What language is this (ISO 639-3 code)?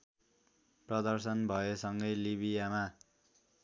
nep